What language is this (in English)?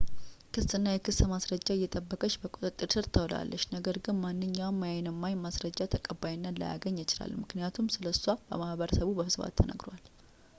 Amharic